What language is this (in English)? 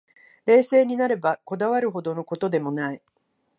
Japanese